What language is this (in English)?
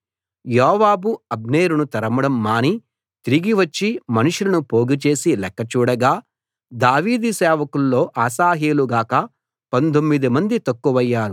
Telugu